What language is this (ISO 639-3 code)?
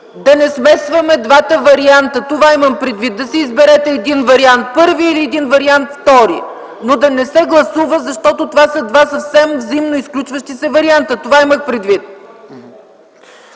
bul